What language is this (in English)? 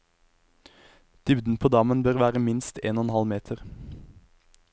Norwegian